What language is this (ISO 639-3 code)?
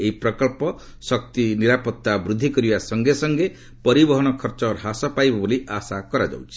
ori